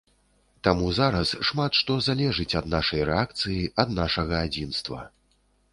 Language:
Belarusian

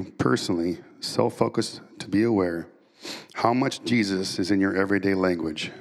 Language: English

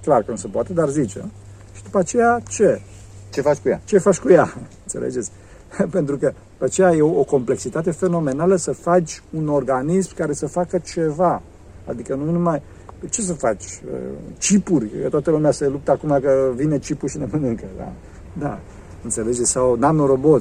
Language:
Romanian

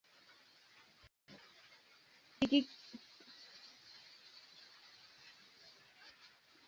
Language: Kalenjin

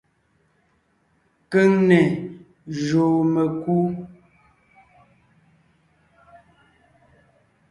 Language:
Ngiemboon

